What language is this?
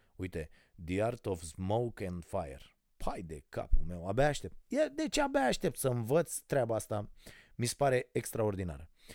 Romanian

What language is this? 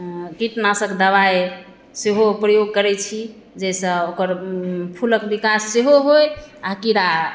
Maithili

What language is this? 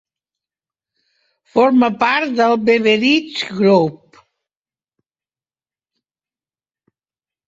Catalan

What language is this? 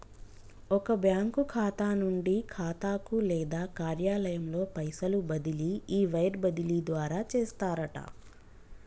Telugu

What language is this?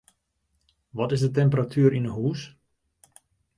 Western Frisian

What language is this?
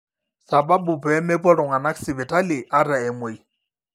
Masai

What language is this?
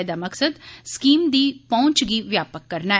Dogri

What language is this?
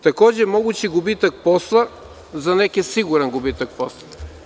Serbian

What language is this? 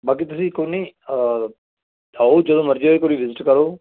Punjabi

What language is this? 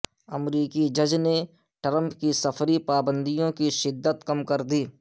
Urdu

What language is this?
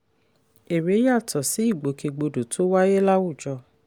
Yoruba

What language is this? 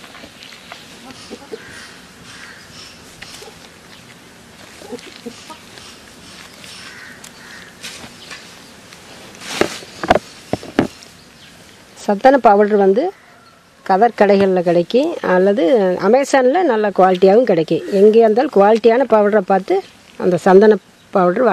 Romanian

